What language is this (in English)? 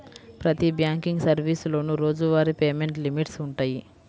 Telugu